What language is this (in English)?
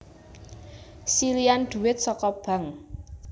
Javanese